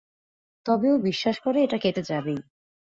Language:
Bangla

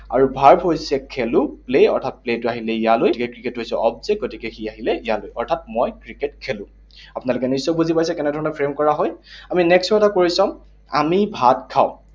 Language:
Assamese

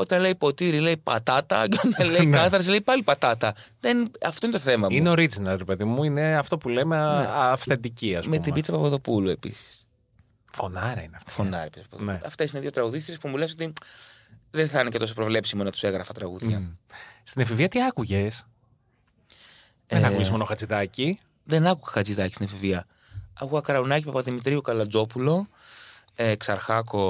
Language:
Greek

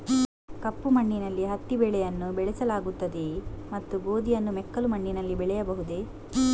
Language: Kannada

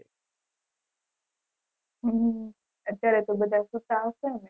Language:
Gujarati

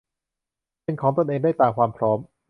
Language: Thai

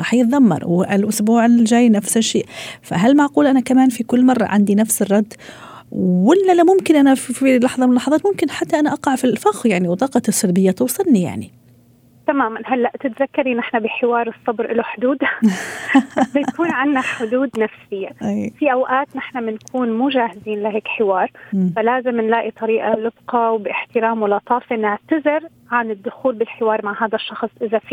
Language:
Arabic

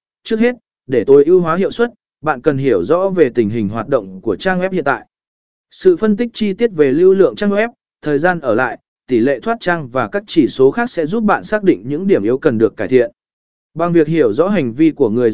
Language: Vietnamese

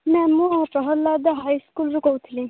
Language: Odia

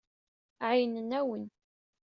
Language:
Kabyle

